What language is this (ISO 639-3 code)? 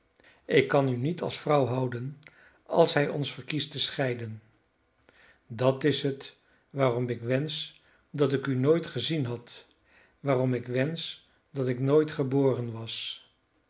nld